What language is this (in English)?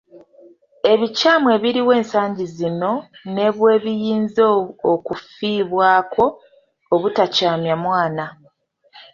Ganda